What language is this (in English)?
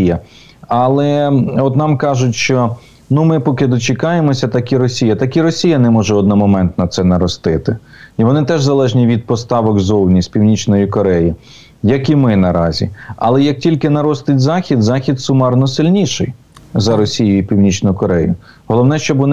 Ukrainian